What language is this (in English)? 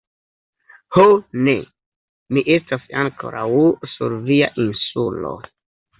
Esperanto